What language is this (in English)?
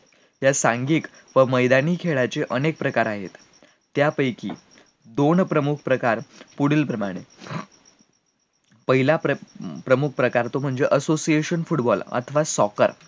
Marathi